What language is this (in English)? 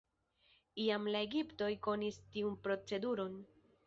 Esperanto